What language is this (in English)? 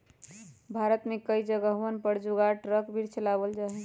Magahi